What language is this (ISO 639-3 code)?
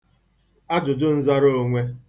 ibo